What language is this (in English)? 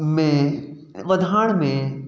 Sindhi